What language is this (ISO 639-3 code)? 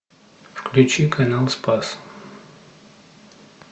rus